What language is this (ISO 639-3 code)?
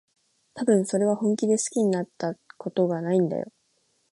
jpn